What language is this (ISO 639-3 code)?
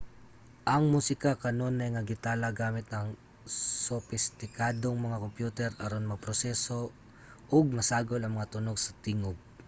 ceb